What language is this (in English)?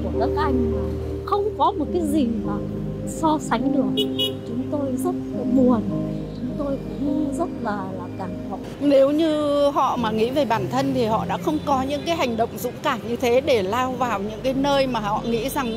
Vietnamese